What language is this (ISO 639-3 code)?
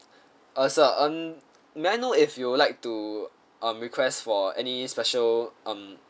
eng